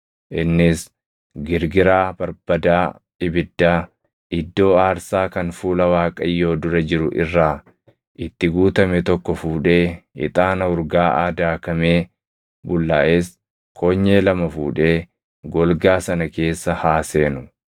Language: Oromo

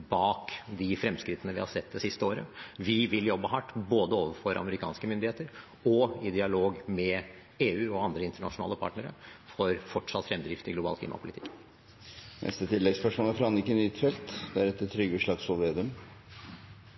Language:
Norwegian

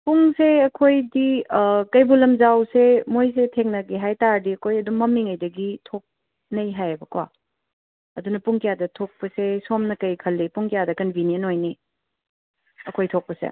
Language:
Manipuri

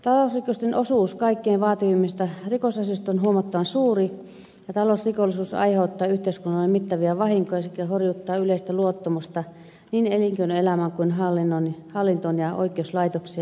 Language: Finnish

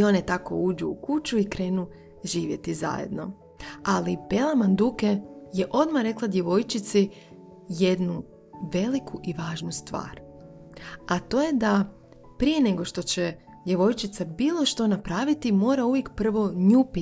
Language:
Croatian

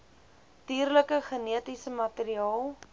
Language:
Afrikaans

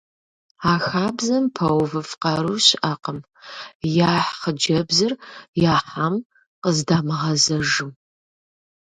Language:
Kabardian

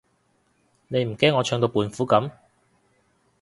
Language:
Cantonese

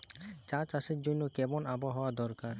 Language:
Bangla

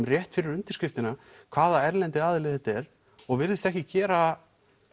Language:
Icelandic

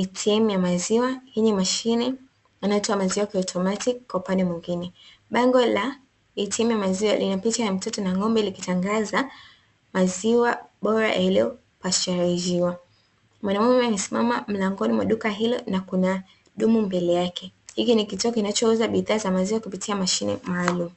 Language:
Swahili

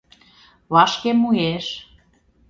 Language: Mari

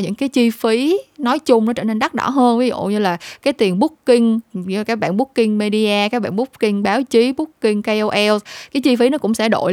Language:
Vietnamese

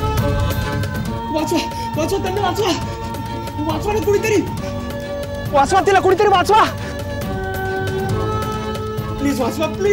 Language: Bangla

